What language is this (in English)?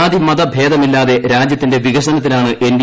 Malayalam